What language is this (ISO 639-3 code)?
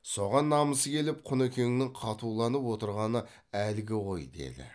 kaz